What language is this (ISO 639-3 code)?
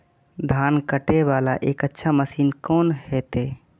mai